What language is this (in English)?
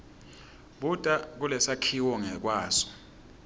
Swati